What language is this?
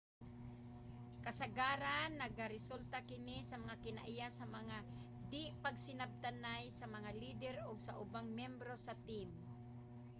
Cebuano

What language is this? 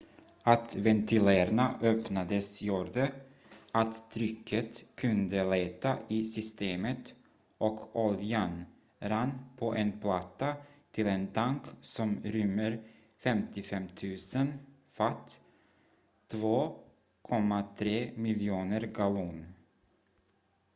Swedish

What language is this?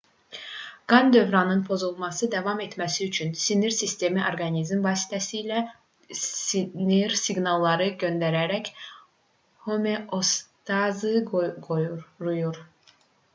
Azerbaijani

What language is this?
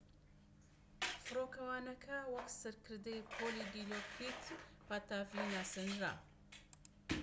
Central Kurdish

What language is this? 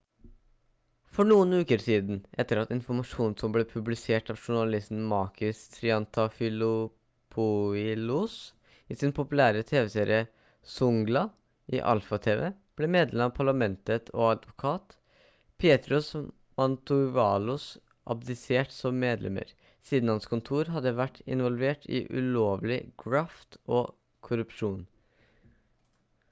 Norwegian Bokmål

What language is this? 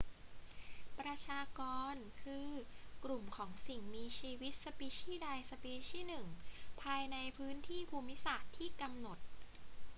Thai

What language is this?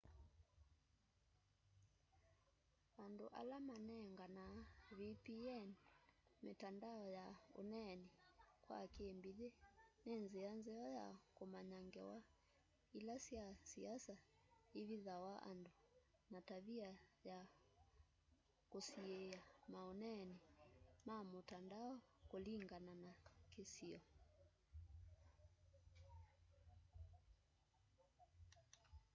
Kamba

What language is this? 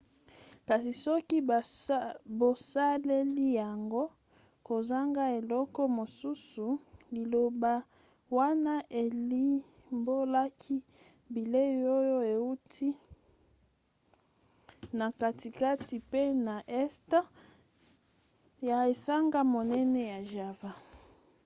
Lingala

